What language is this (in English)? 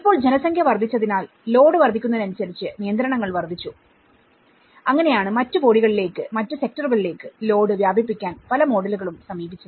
Malayalam